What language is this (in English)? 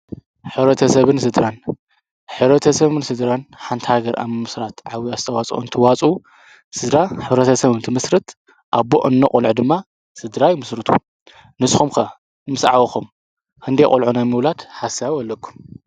Tigrinya